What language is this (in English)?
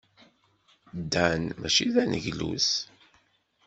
Kabyle